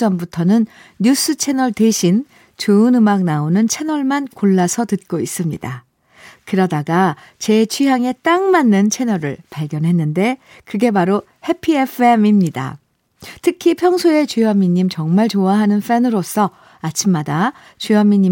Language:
Korean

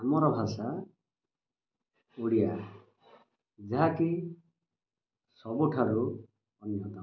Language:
Odia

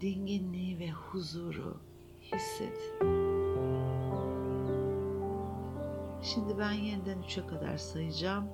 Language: Turkish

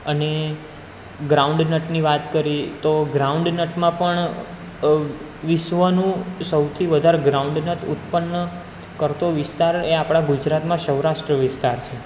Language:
Gujarati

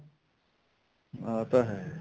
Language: Punjabi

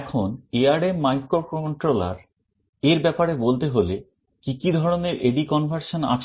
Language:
Bangla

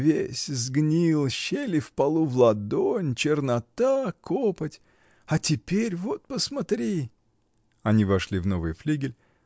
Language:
Russian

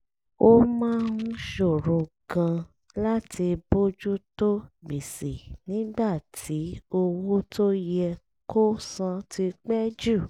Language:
Yoruba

